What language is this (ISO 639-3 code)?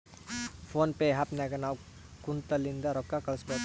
kan